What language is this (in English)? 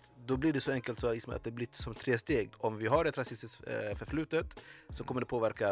Swedish